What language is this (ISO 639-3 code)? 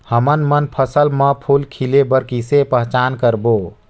hne